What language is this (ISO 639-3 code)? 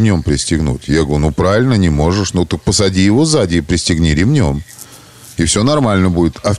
rus